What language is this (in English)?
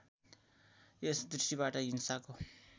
Nepali